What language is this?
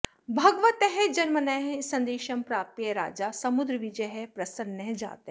Sanskrit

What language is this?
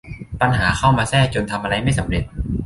Thai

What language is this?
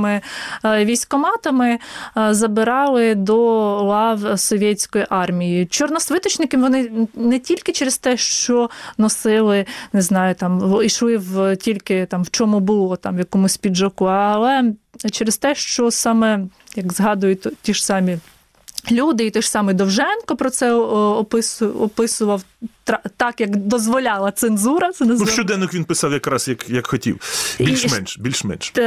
Ukrainian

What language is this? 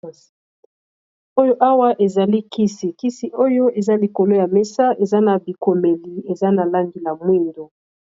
Lingala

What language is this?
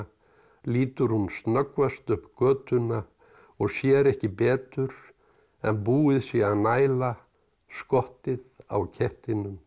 Icelandic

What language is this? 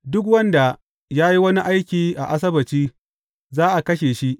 Hausa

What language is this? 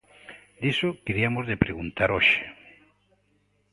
Galician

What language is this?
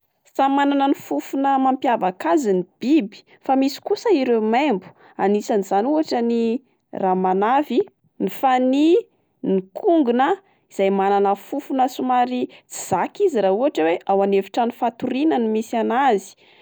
Malagasy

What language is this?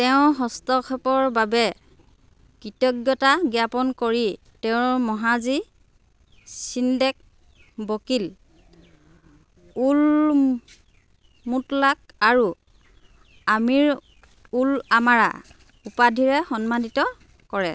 Assamese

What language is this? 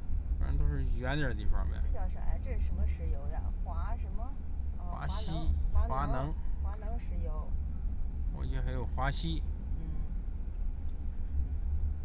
Chinese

